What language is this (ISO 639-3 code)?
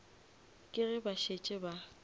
nso